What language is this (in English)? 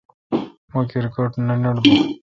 Kalkoti